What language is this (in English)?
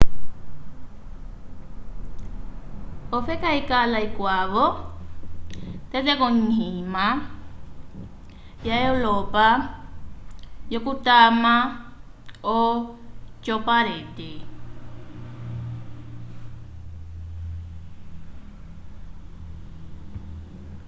Umbundu